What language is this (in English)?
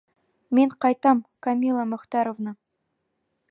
Bashkir